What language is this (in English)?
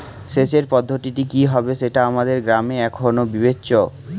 Bangla